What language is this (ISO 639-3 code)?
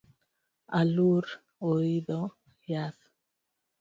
luo